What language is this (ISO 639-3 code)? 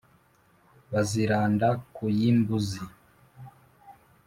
kin